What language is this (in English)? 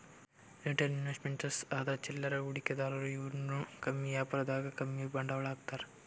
Kannada